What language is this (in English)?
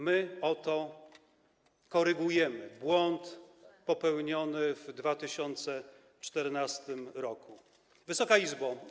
Polish